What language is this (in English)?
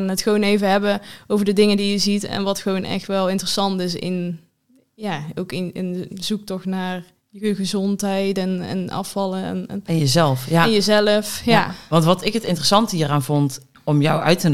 Dutch